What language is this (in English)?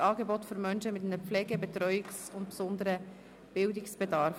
Swiss German